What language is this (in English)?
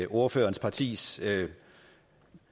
Danish